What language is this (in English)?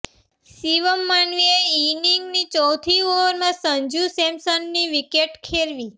Gujarati